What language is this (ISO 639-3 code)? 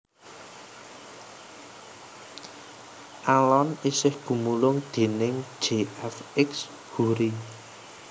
jav